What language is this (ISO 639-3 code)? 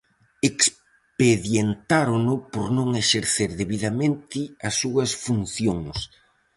glg